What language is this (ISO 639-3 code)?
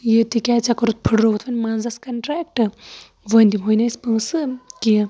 kas